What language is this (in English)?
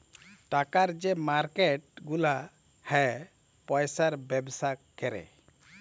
Bangla